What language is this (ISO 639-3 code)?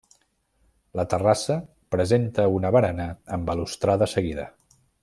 cat